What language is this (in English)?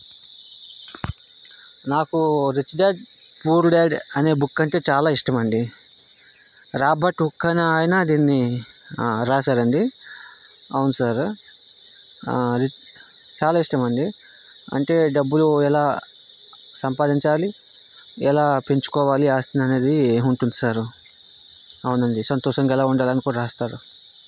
Telugu